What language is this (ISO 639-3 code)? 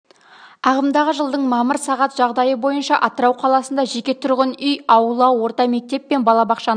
kaz